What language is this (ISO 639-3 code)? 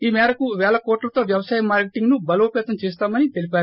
tel